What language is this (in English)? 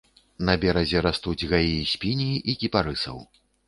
Belarusian